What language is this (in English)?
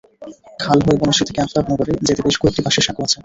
Bangla